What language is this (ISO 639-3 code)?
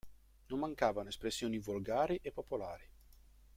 ita